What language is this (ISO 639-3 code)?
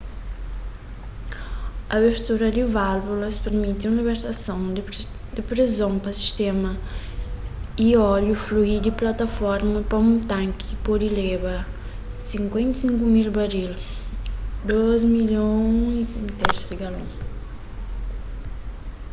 kea